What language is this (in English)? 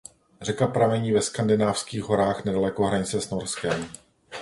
Czech